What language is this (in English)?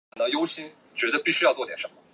Chinese